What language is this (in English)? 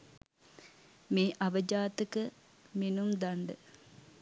Sinhala